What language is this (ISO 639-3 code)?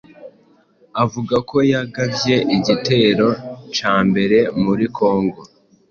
kin